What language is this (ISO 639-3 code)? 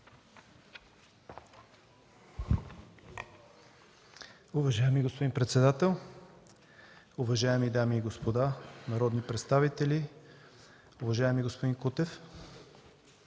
bul